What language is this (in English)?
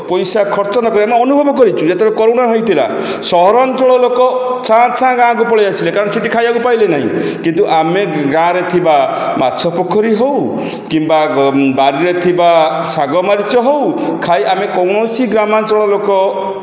Odia